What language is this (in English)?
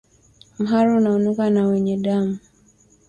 Swahili